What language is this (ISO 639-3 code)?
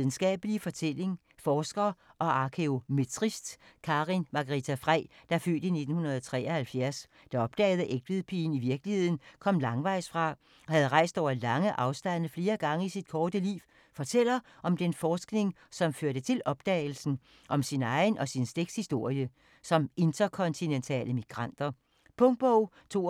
dan